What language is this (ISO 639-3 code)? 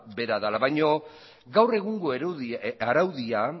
eus